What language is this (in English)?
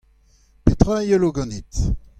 Breton